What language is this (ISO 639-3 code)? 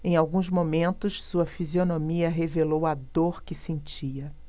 por